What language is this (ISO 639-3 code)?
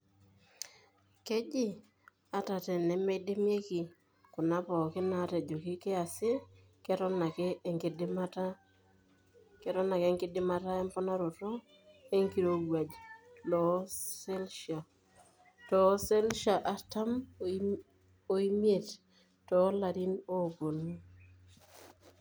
mas